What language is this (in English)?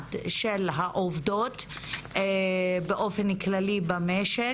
Hebrew